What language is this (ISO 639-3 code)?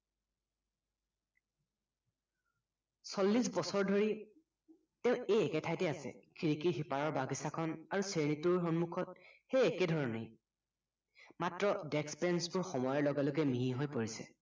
asm